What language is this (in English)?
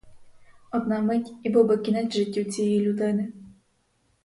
Ukrainian